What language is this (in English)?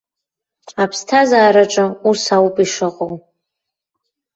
Abkhazian